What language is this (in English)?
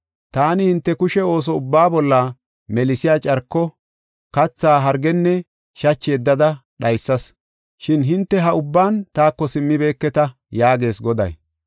Gofa